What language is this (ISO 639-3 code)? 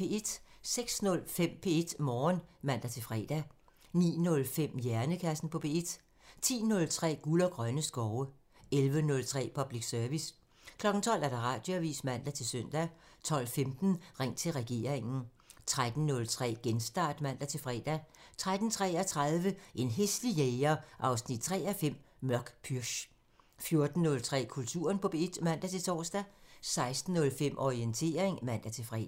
dan